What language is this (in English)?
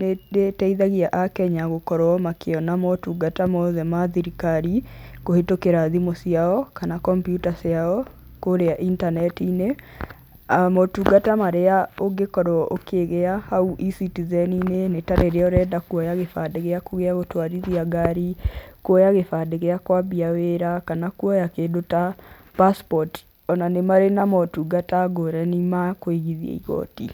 Kikuyu